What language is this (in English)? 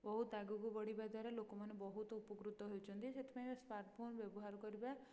Odia